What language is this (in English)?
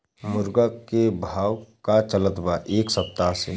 Bhojpuri